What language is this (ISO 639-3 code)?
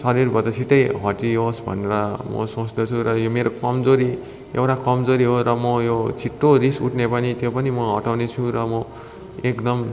nep